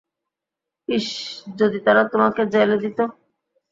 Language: Bangla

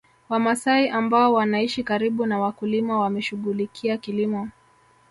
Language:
Swahili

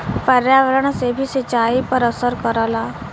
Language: Bhojpuri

